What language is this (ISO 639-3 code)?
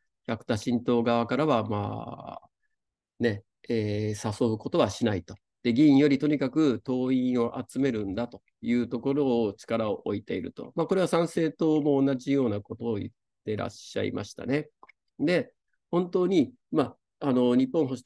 jpn